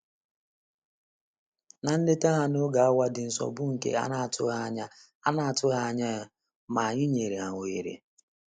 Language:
Igbo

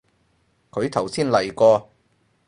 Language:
Cantonese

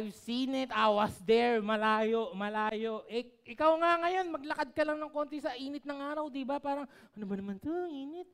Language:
Filipino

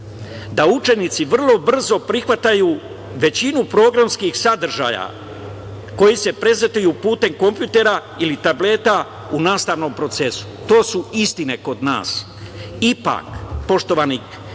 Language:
Serbian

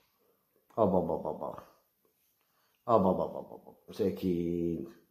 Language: Arabic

